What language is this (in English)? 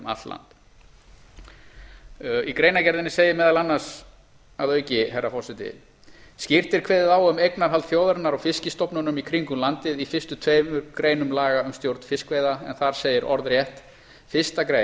Icelandic